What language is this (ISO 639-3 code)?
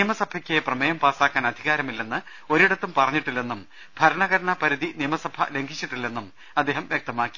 mal